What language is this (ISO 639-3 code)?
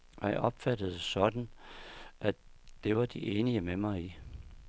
dan